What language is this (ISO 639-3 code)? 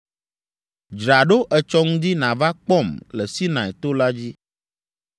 ewe